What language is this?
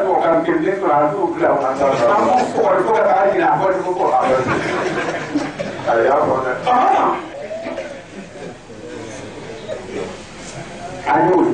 Romanian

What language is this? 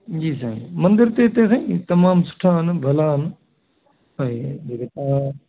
Sindhi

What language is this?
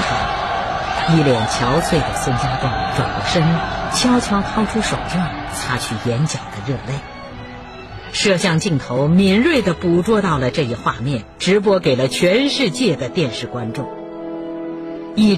Chinese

